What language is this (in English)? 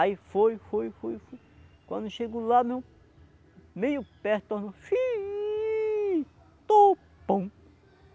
Portuguese